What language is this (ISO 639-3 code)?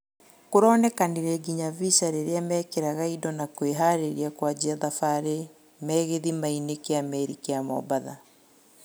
kik